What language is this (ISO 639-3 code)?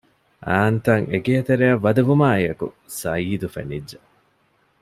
div